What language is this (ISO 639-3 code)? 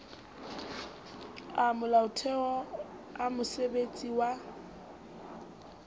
sot